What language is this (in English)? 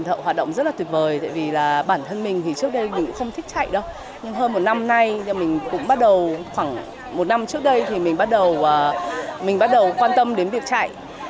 Vietnamese